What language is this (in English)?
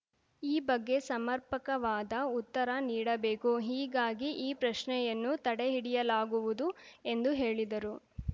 Kannada